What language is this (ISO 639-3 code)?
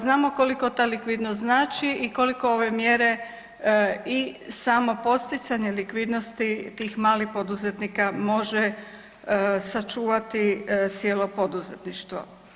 hrv